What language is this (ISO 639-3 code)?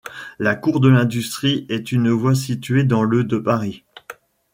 fra